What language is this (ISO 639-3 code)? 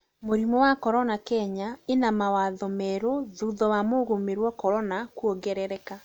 kik